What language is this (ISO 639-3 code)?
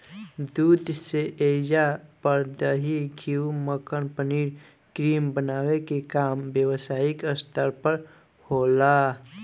bho